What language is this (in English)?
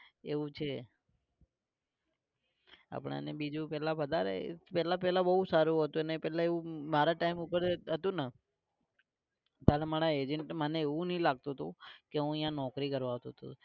Gujarati